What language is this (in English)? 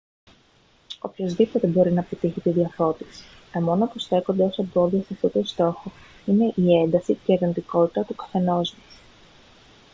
Greek